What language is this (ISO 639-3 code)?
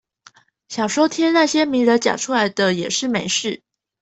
zho